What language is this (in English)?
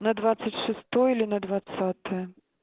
Russian